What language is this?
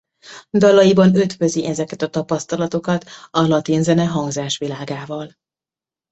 Hungarian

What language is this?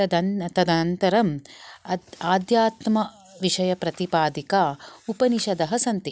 Sanskrit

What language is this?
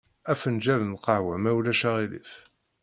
Kabyle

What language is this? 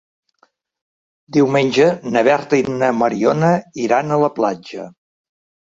Catalan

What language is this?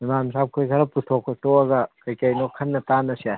Manipuri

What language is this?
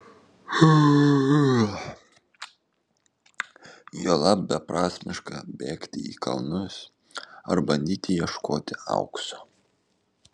Lithuanian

